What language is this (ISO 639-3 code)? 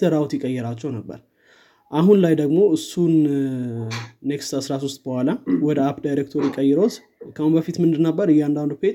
amh